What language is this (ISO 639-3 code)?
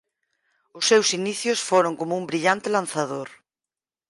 glg